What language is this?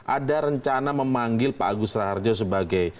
Indonesian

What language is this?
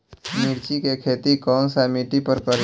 Bhojpuri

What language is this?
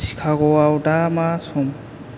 Bodo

